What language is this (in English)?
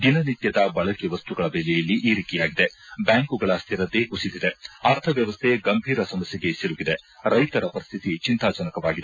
Kannada